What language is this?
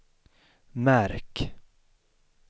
Swedish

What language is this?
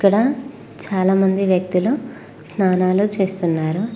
Telugu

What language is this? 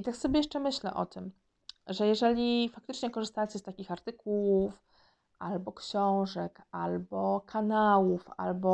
Polish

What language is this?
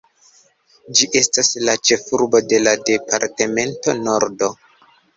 Esperanto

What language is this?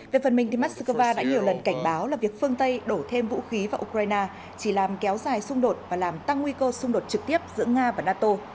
Vietnamese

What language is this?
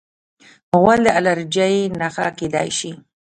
Pashto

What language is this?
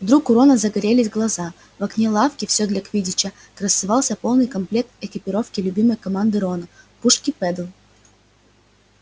Russian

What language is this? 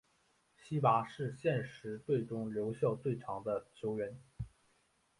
Chinese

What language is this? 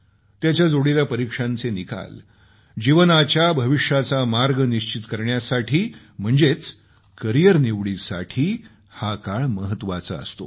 Marathi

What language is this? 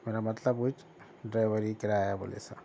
Urdu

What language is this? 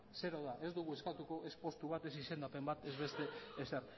Basque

